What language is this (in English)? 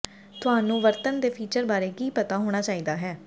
Punjabi